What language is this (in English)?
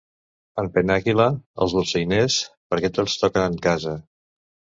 Catalan